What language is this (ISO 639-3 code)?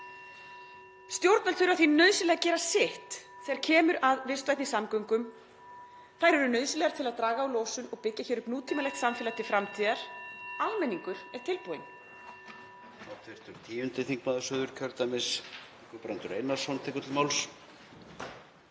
isl